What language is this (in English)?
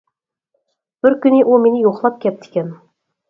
Uyghur